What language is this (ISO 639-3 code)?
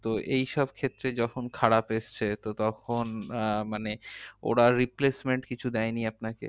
ben